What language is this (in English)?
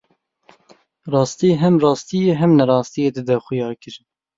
Kurdish